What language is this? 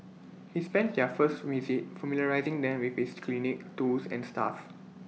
English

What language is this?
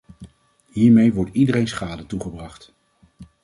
Dutch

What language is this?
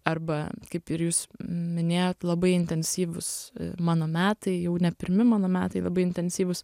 Lithuanian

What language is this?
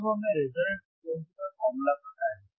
Hindi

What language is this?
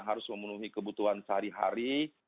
Indonesian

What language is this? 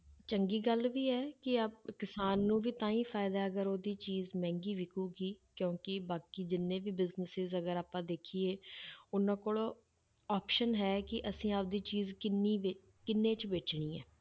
Punjabi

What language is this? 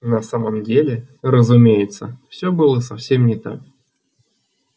Russian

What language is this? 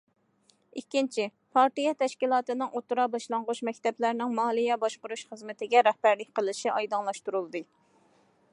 Uyghur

